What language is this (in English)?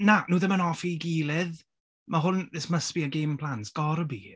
Welsh